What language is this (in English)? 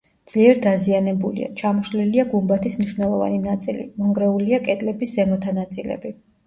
Georgian